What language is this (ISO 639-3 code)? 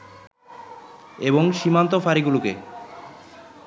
ben